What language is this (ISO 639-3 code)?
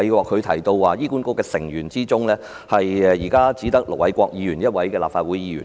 yue